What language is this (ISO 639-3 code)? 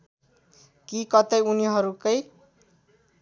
nep